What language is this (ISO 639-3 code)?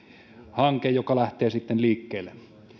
fin